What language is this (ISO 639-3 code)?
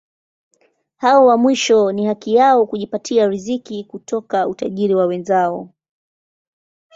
swa